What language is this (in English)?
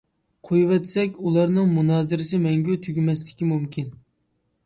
Uyghur